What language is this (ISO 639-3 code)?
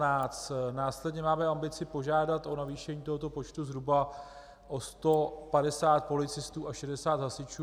ces